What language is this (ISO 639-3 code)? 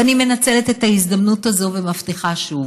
heb